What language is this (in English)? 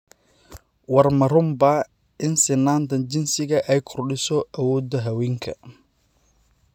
Somali